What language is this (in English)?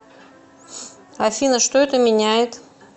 Russian